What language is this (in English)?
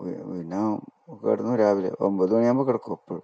Malayalam